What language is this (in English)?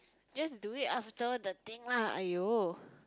English